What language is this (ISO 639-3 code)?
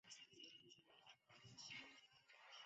zho